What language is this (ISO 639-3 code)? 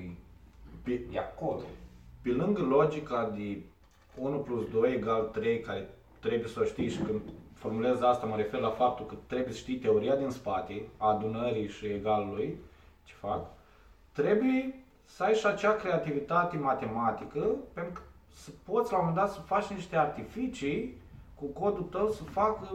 ron